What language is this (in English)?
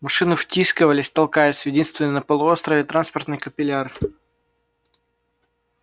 Russian